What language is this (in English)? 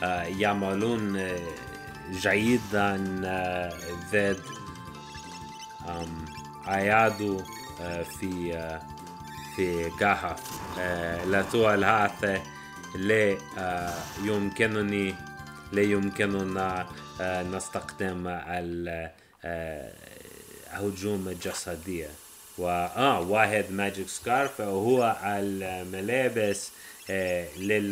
Arabic